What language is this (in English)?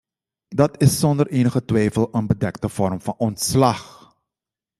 Dutch